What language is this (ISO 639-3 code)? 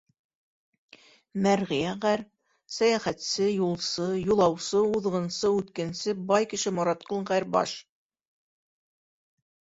bak